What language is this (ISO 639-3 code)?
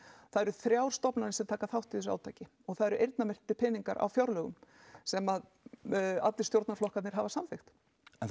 isl